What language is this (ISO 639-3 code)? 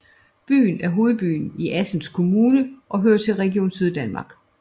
dan